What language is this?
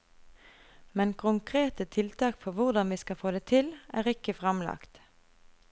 Norwegian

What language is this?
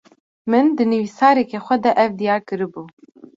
Kurdish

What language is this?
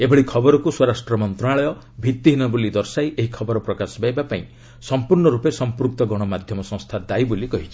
Odia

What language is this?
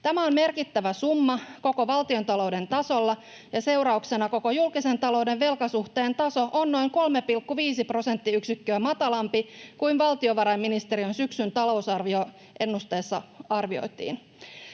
Finnish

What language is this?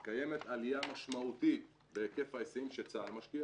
Hebrew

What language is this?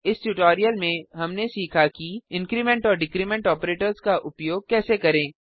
Hindi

